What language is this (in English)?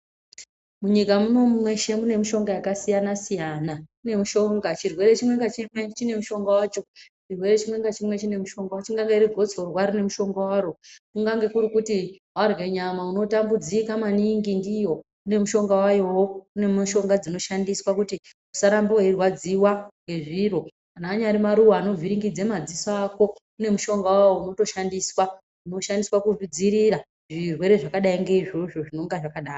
Ndau